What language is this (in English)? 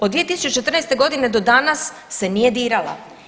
Croatian